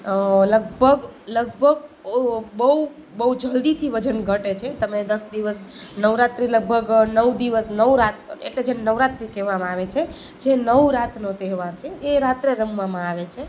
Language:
Gujarati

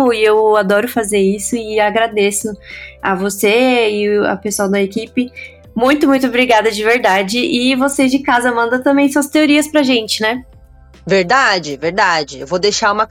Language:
Portuguese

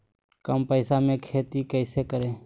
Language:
Magahi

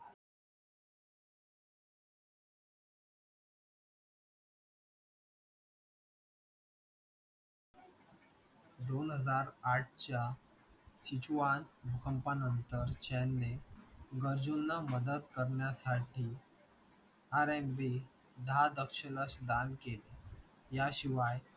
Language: Marathi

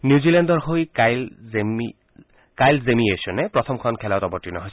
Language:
Assamese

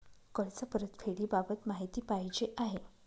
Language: Marathi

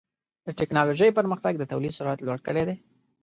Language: Pashto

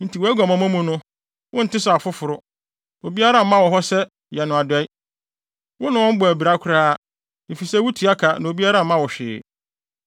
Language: Akan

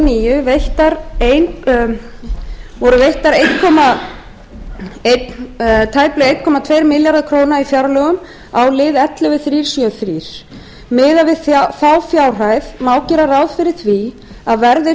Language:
Icelandic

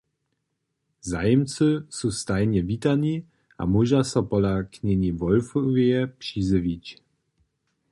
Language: Upper Sorbian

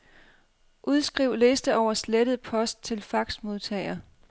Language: Danish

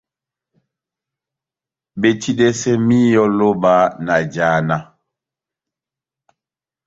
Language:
Batanga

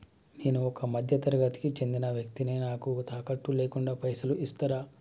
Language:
Telugu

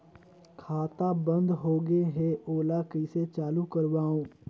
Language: Chhattisgarhi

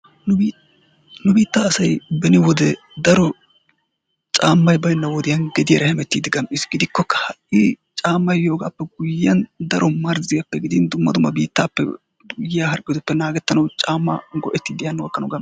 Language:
Wolaytta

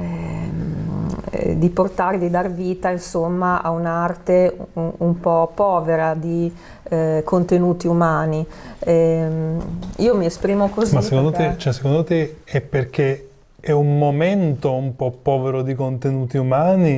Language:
Italian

